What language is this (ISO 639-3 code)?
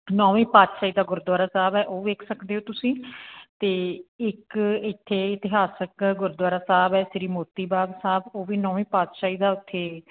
pan